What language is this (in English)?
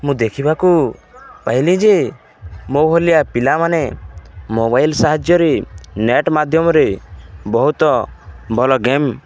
Odia